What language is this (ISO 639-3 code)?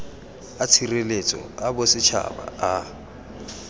tsn